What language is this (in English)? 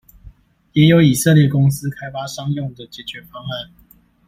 Chinese